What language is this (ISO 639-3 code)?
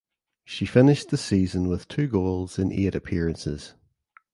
eng